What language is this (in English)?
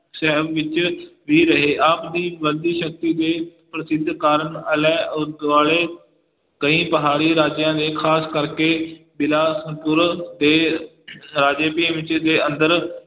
Punjabi